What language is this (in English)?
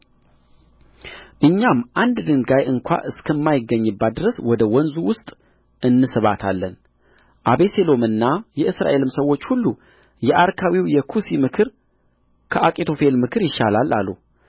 Amharic